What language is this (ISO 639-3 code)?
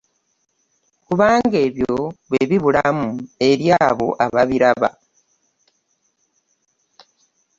lug